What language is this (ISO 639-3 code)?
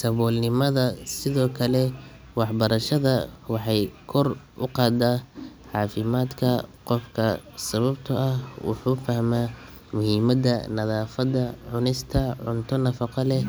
som